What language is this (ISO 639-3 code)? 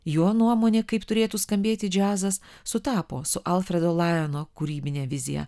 lit